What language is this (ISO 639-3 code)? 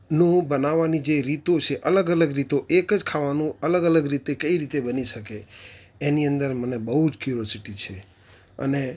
guj